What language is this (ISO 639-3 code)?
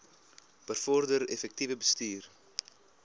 afr